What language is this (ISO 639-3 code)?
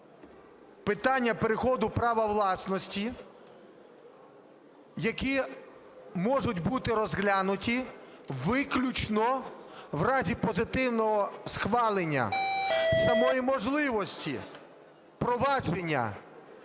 ukr